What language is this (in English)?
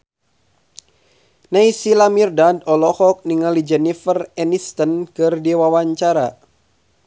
Sundanese